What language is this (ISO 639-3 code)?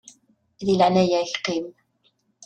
kab